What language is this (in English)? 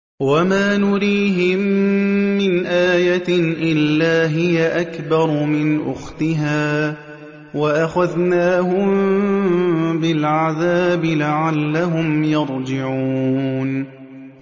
Arabic